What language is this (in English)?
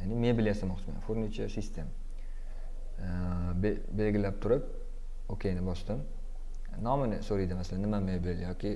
Turkish